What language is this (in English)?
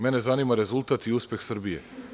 Serbian